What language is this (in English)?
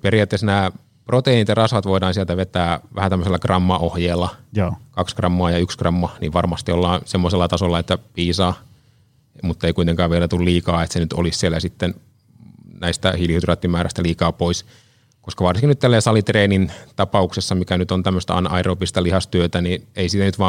Finnish